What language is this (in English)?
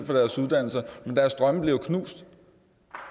Danish